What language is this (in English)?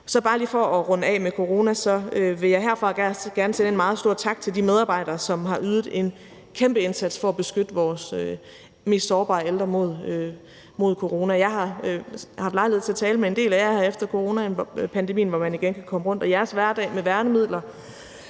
Danish